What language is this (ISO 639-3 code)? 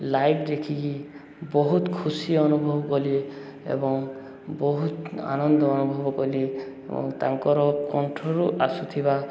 ori